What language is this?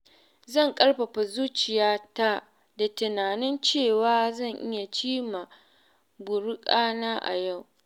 Hausa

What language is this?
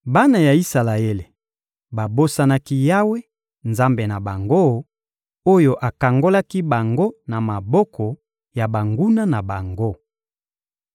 Lingala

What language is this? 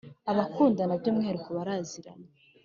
Kinyarwanda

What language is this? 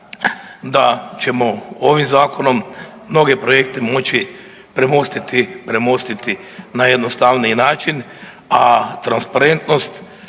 Croatian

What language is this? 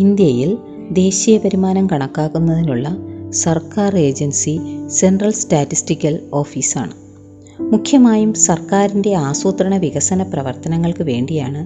Malayalam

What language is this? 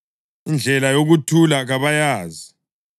North Ndebele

